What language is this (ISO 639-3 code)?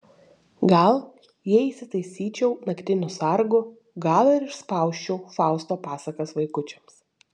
lit